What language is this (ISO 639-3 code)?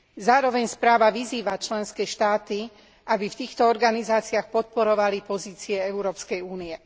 slk